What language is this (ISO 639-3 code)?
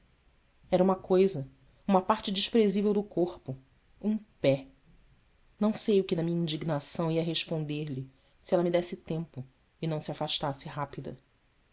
por